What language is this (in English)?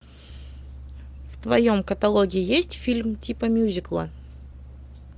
Russian